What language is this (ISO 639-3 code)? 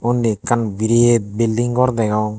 ccp